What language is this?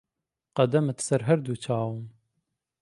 Central Kurdish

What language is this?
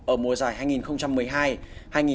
Vietnamese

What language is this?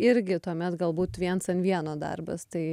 Lithuanian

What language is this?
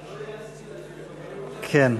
Hebrew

